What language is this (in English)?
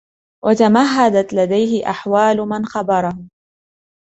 Arabic